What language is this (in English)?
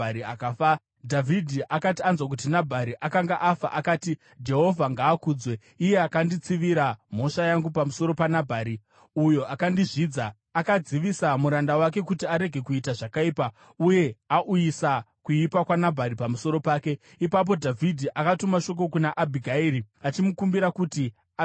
Shona